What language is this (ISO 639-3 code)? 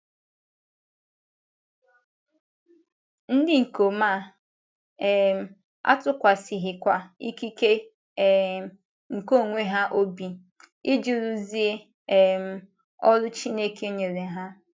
ibo